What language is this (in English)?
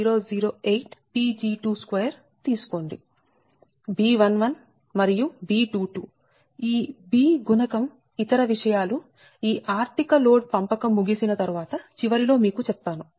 Telugu